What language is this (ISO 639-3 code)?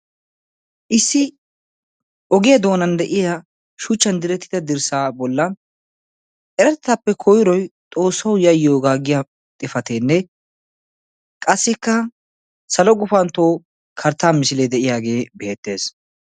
wal